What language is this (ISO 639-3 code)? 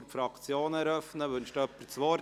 gsw